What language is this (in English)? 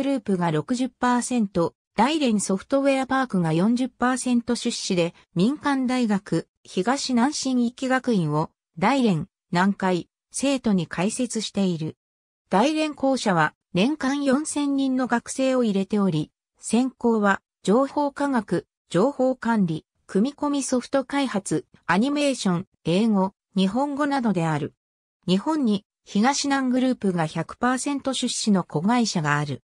Japanese